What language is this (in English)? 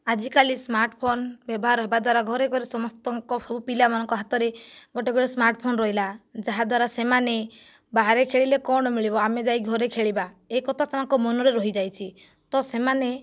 Odia